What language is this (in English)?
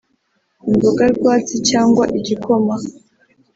Kinyarwanda